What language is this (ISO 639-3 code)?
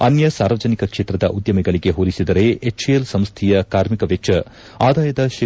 kan